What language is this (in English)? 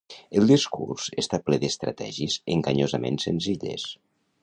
Catalan